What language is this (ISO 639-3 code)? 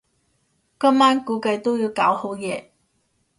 yue